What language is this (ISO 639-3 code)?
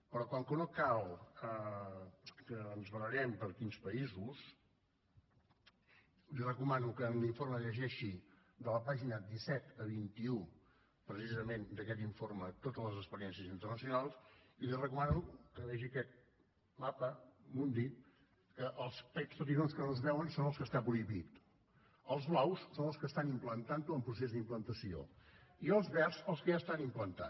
cat